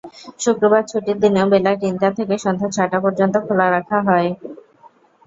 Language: Bangla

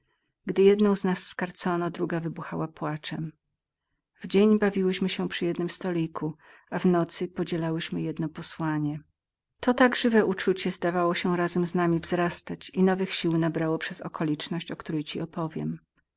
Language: Polish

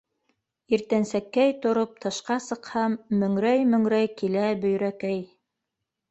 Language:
Bashkir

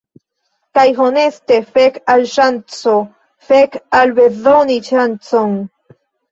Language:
Esperanto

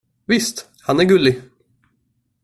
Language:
Swedish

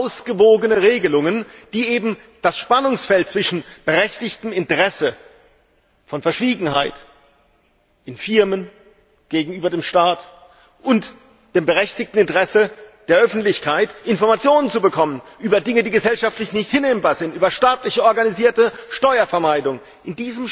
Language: German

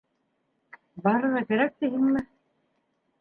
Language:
Bashkir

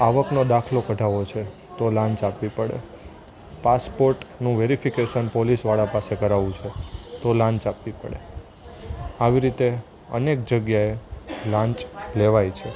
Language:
Gujarati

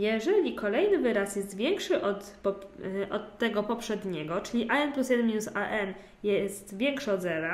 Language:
Polish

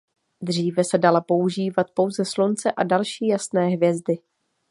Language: Czech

